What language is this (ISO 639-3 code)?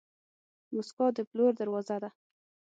pus